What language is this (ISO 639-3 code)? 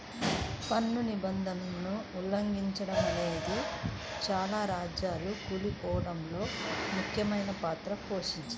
tel